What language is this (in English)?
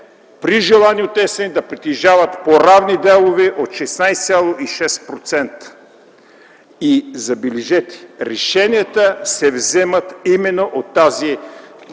Bulgarian